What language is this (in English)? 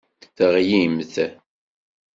Kabyle